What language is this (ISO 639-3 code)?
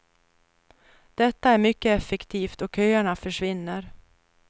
swe